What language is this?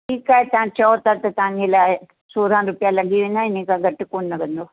Sindhi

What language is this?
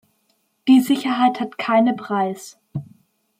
German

